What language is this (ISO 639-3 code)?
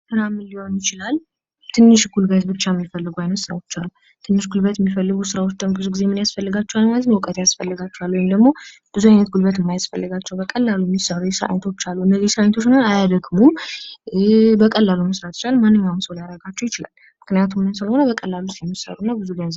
amh